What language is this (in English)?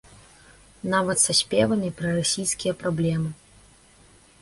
Belarusian